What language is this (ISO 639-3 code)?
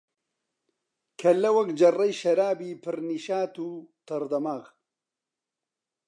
ckb